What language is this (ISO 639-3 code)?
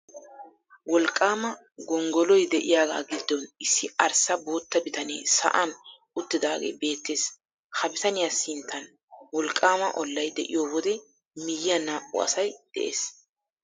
wal